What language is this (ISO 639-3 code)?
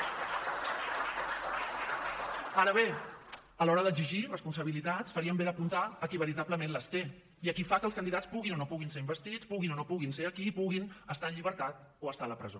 cat